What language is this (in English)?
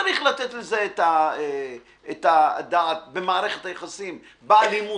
Hebrew